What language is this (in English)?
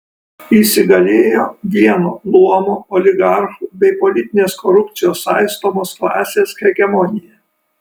Lithuanian